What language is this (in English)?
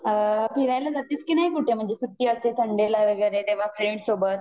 Marathi